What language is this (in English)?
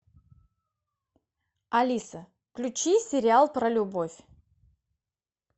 Russian